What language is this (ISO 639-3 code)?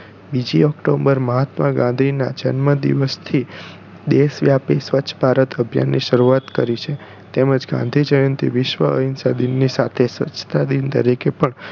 guj